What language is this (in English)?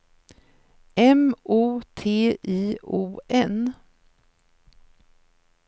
Swedish